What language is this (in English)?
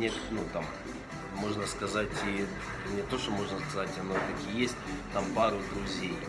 Russian